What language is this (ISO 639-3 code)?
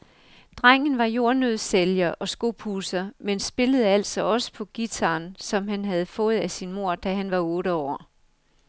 dan